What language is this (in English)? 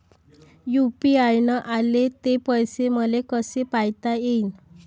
Marathi